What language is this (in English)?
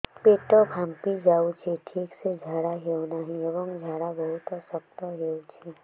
Odia